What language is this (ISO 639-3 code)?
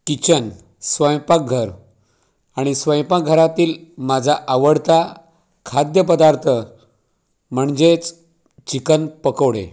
mar